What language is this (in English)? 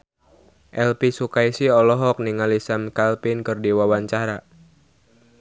Sundanese